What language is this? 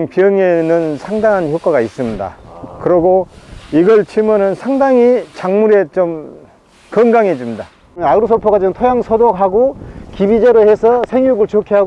Korean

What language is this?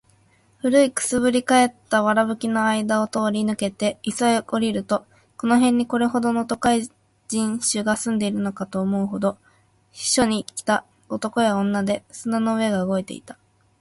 Japanese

